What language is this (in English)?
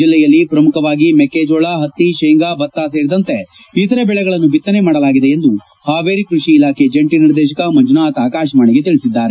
Kannada